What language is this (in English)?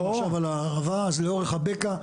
Hebrew